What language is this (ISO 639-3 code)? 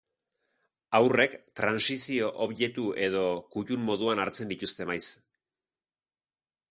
eus